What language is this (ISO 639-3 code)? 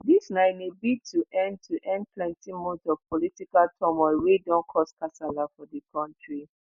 pcm